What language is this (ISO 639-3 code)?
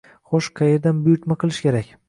uzb